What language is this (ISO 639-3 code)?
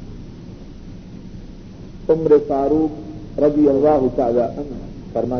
urd